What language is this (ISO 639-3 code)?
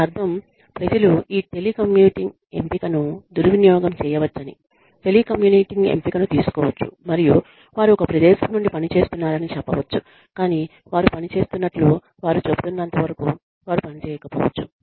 tel